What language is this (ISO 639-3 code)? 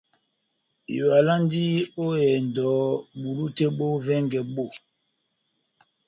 bnm